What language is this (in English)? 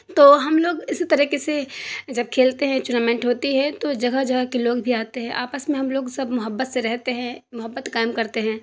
Urdu